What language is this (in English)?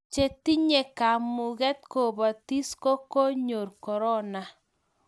Kalenjin